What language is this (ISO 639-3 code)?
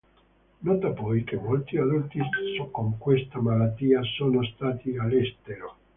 ita